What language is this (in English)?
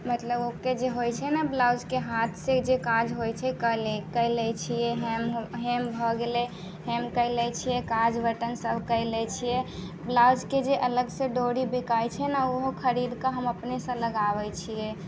Maithili